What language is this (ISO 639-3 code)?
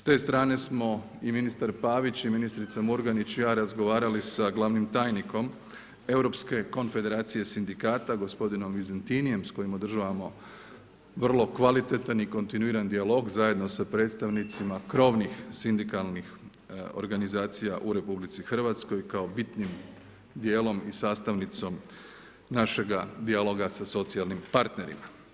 hrv